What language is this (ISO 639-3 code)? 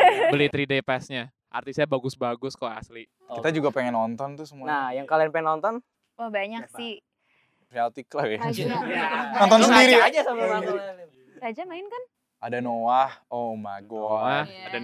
ind